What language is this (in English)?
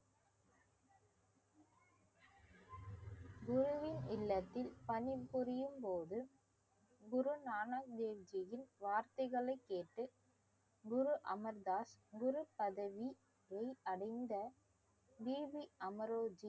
Tamil